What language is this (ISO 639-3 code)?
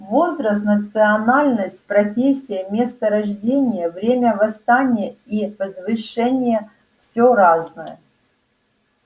rus